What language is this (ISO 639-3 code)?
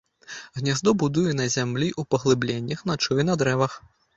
bel